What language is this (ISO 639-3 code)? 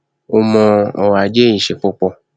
yor